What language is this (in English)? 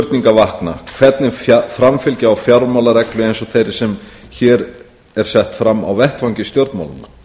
Icelandic